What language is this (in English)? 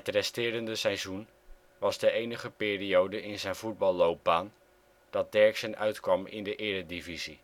Dutch